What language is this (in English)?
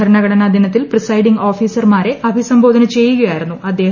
Malayalam